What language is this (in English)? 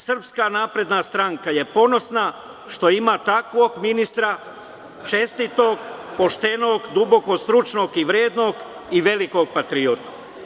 Serbian